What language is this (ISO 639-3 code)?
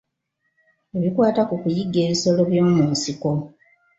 lug